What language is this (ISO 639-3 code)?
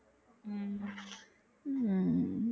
tam